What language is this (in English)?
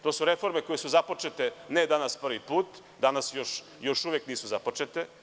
Serbian